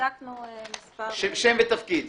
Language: Hebrew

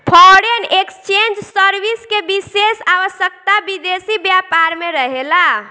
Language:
Bhojpuri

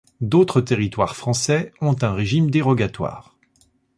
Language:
French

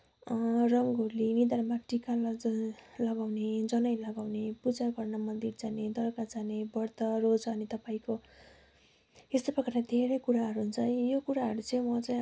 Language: Nepali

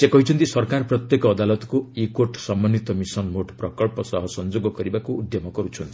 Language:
Odia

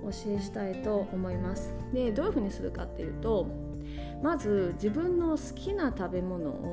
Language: Japanese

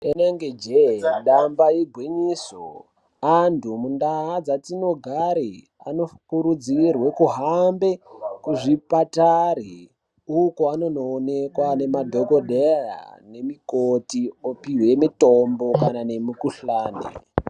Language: Ndau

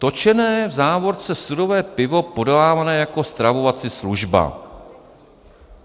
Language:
Czech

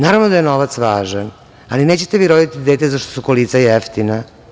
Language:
Serbian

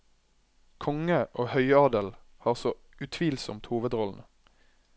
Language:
Norwegian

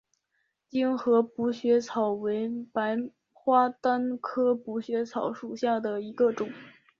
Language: Chinese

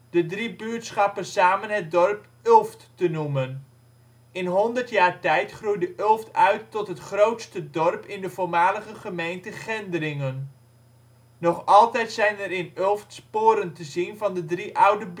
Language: Dutch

